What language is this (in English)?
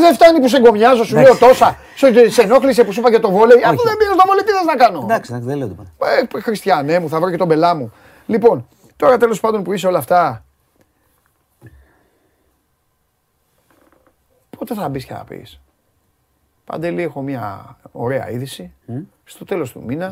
Greek